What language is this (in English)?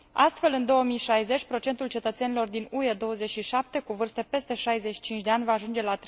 Romanian